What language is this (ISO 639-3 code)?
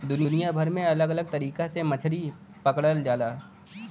bho